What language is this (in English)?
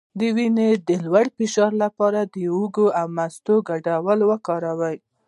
Pashto